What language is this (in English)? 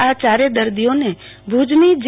Gujarati